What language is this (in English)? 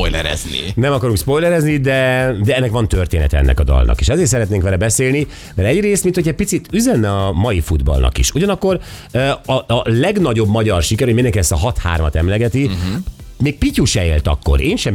Hungarian